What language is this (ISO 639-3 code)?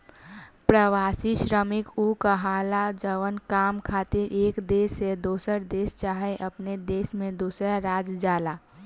bho